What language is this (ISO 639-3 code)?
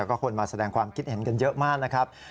tha